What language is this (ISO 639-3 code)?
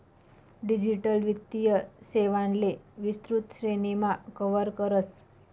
mar